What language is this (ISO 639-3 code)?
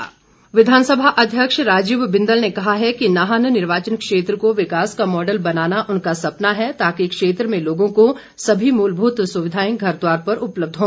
hin